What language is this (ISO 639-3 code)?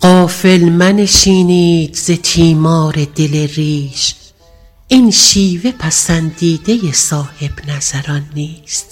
fas